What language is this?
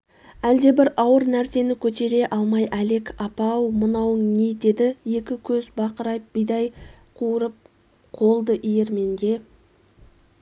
Kazakh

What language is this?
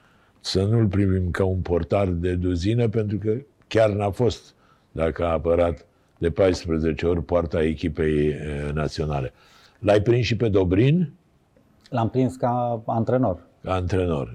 Romanian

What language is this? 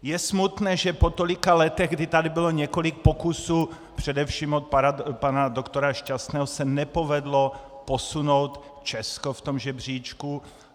Czech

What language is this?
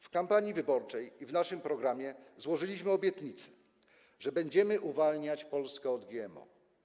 Polish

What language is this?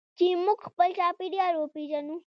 Pashto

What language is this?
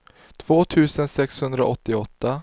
Swedish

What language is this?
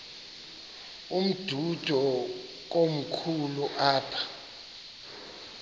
Xhosa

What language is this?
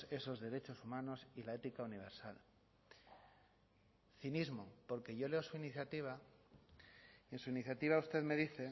Spanish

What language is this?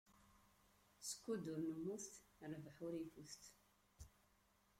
Kabyle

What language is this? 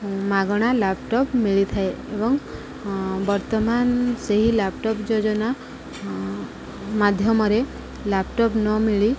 Odia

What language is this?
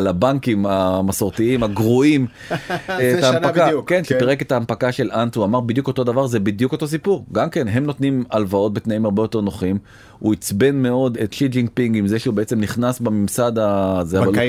Hebrew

